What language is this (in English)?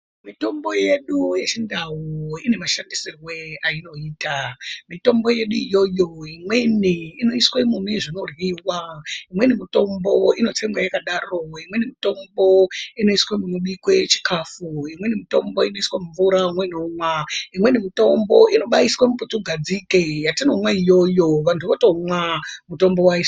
Ndau